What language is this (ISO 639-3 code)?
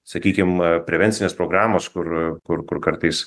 lit